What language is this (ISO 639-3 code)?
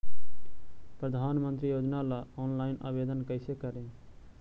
mag